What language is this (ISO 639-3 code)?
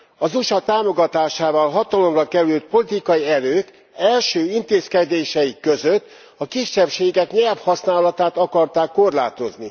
hun